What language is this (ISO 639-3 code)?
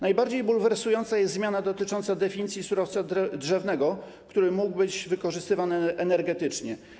pol